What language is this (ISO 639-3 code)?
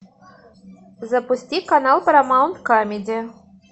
rus